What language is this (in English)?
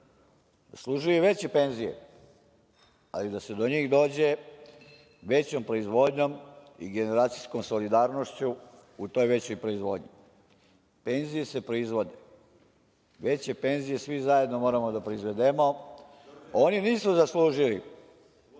Serbian